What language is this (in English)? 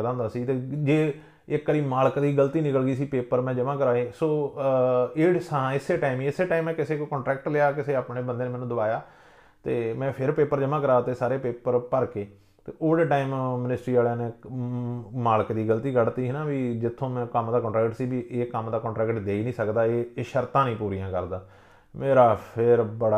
Punjabi